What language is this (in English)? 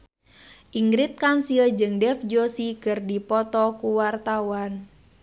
Sundanese